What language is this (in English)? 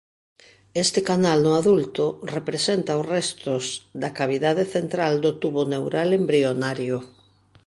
Galician